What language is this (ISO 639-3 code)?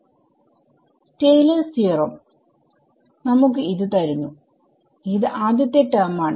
mal